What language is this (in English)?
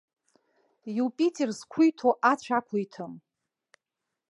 Abkhazian